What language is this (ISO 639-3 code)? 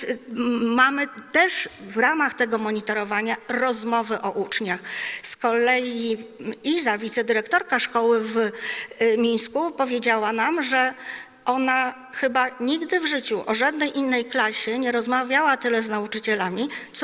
pol